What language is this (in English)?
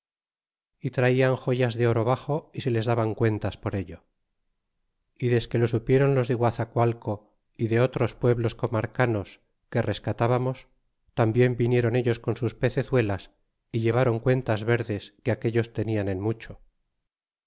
Spanish